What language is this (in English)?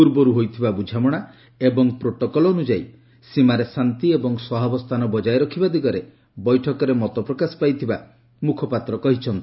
Odia